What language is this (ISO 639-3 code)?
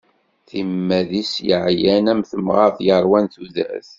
kab